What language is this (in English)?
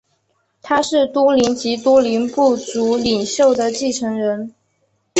Chinese